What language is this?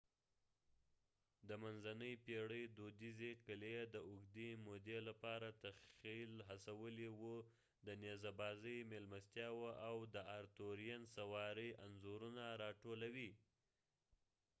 Pashto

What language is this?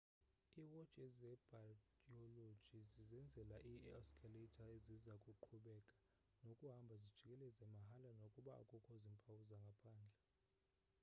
Xhosa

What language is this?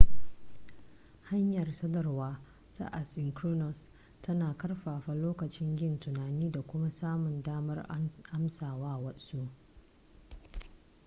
Hausa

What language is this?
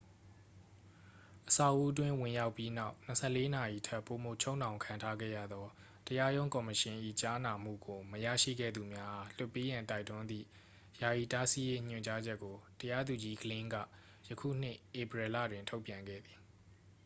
Burmese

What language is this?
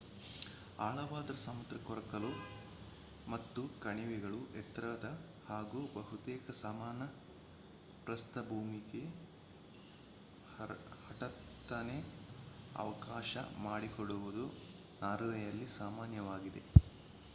Kannada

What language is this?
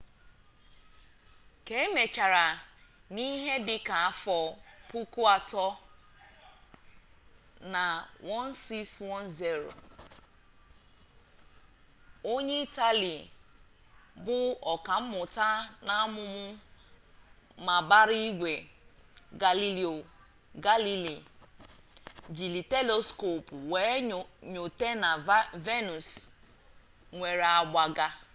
Igbo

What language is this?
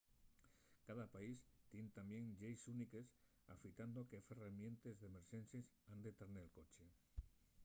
Asturian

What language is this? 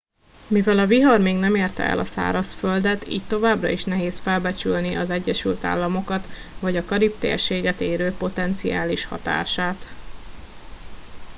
Hungarian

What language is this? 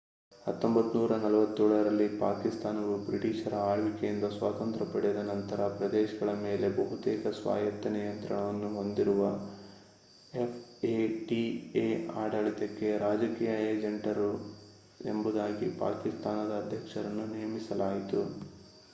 Kannada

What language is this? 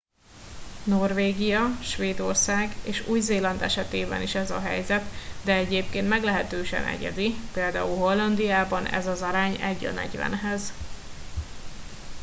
Hungarian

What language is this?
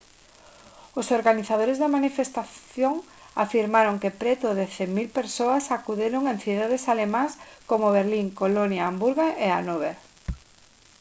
Galician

